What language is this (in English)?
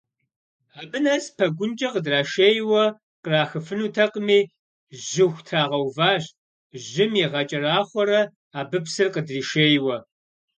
Kabardian